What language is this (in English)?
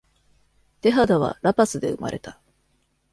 Japanese